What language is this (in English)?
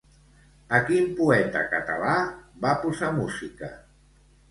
Catalan